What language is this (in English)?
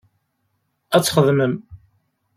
Kabyle